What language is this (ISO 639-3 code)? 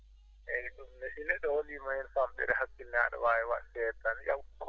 ful